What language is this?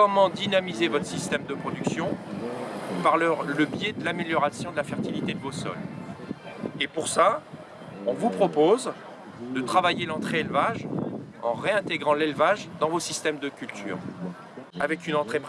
French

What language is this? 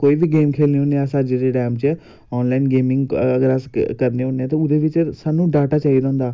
Dogri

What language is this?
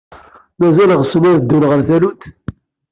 Kabyle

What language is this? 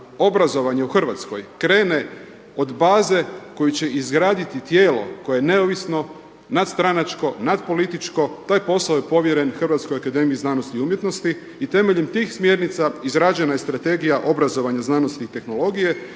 Croatian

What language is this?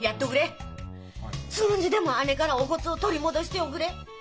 Japanese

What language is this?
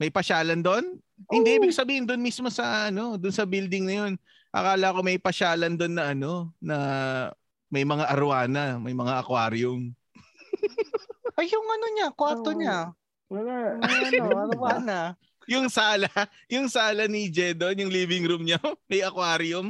Filipino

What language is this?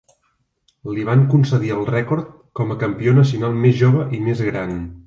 Catalan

